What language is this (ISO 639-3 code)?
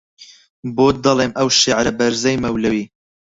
ckb